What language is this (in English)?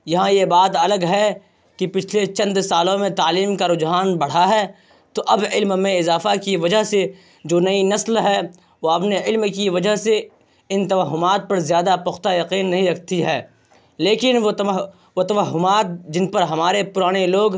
Urdu